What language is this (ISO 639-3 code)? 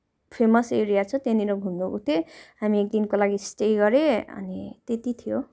nep